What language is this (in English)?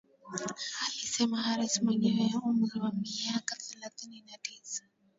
Swahili